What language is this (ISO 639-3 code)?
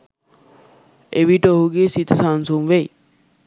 sin